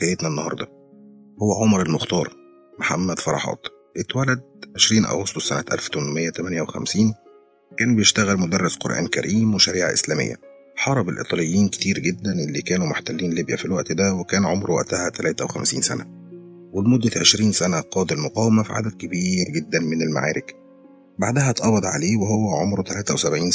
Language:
Arabic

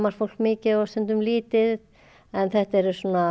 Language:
Icelandic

